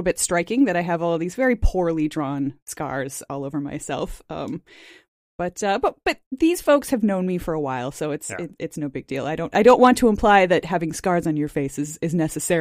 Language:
English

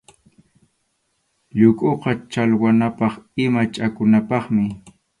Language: Arequipa-La Unión Quechua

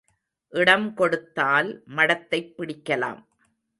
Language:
Tamil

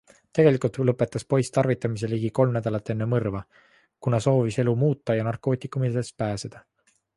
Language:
Estonian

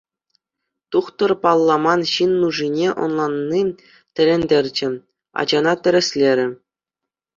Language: Chuvash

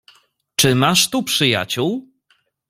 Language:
Polish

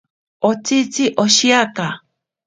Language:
Ashéninka Perené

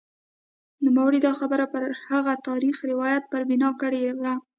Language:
Pashto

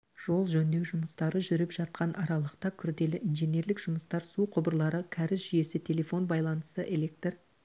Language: Kazakh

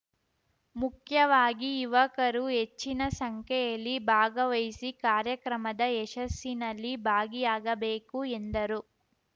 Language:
Kannada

